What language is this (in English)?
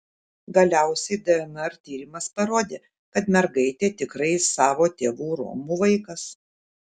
Lithuanian